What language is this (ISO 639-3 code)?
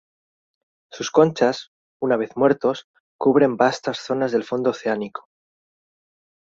spa